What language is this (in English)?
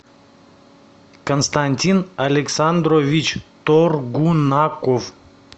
Russian